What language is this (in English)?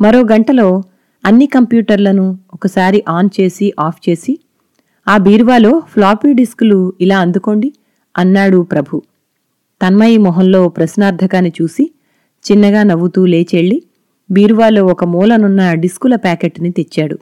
Telugu